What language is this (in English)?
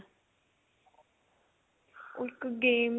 Punjabi